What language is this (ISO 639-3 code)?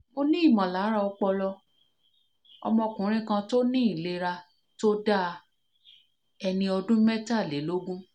yor